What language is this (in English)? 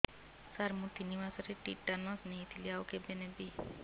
Odia